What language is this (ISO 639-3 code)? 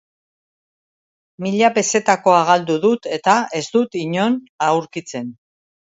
eus